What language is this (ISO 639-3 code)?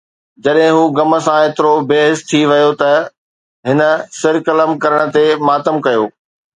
snd